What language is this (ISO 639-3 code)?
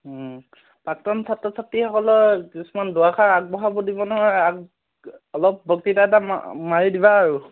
asm